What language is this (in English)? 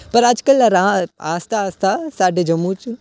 Dogri